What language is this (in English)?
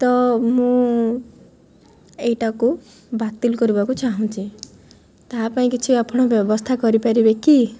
Odia